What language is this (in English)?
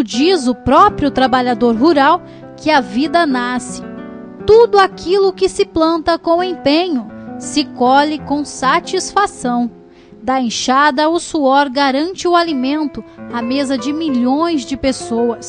Portuguese